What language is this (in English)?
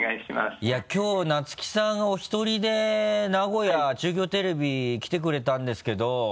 Japanese